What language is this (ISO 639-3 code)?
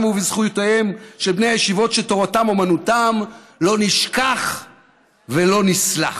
heb